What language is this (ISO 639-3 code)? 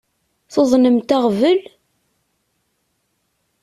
kab